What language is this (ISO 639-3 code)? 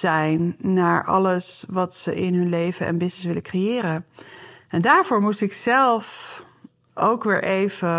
nld